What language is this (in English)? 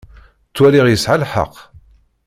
Kabyle